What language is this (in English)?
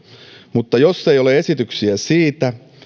Finnish